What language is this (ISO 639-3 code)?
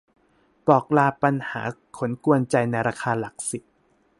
tha